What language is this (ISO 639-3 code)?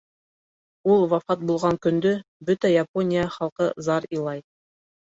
bak